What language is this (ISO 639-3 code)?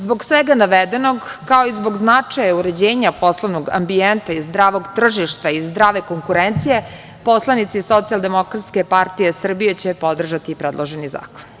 srp